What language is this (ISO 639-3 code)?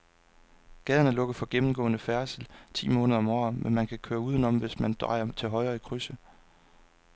dan